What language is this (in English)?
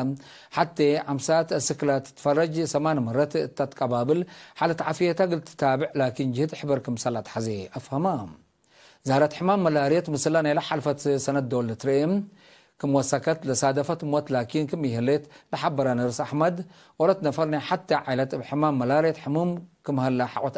Arabic